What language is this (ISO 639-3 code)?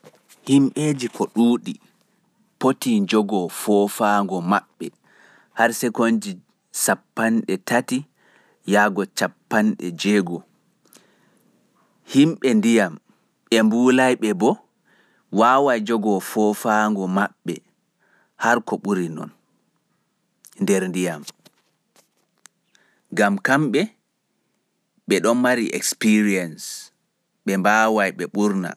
ful